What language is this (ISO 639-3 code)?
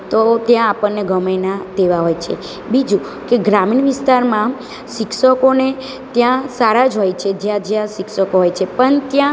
guj